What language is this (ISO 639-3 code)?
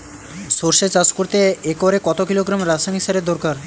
ben